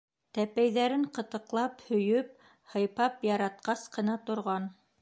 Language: Bashkir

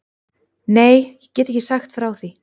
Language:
Icelandic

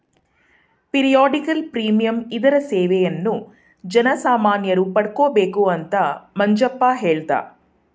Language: Kannada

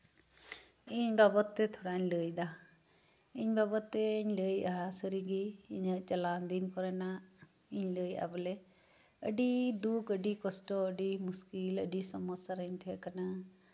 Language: Santali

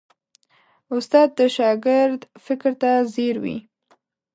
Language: Pashto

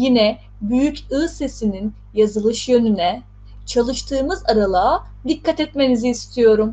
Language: Turkish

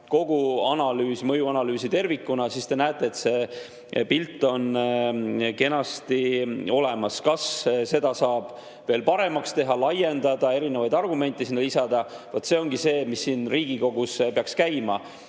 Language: Estonian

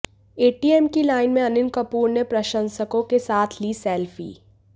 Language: Hindi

